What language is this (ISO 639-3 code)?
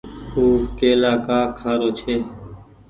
gig